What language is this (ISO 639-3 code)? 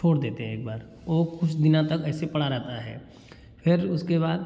hin